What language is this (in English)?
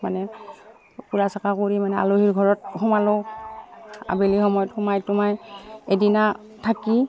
Assamese